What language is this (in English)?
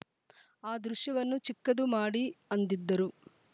Kannada